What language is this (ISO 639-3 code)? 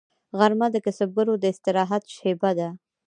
pus